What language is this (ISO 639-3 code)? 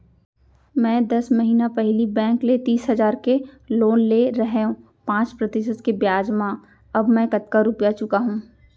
hne